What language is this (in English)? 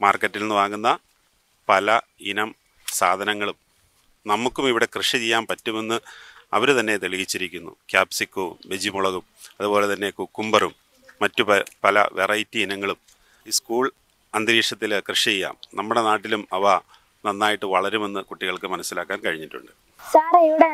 Malayalam